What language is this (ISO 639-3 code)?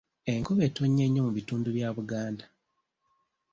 lug